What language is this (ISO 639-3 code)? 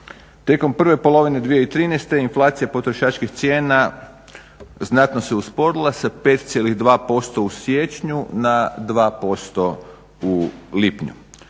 hrv